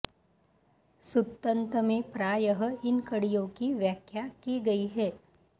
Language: Sanskrit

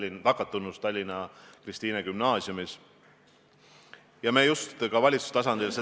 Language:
Estonian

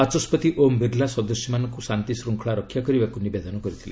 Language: Odia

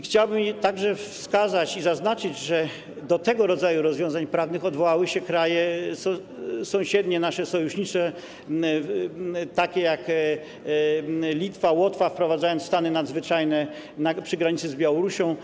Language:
Polish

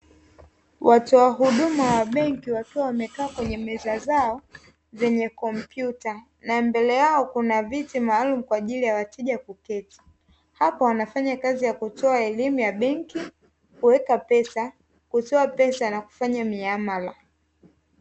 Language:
Swahili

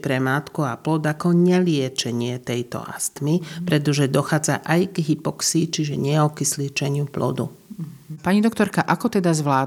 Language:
Slovak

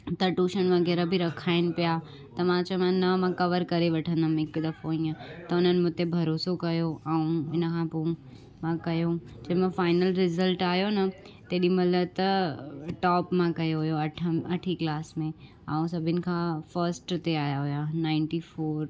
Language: Sindhi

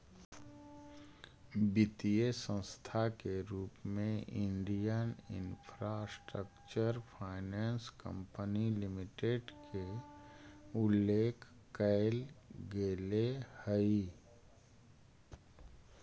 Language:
Magahi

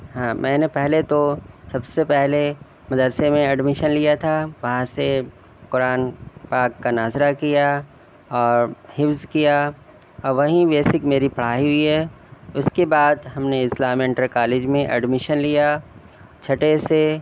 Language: Urdu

